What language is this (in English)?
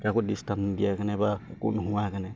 Assamese